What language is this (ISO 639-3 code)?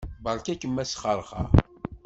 kab